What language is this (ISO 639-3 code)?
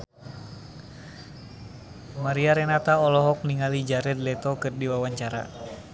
sun